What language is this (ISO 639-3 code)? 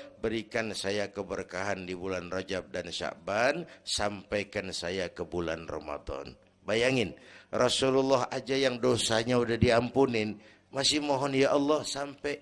ind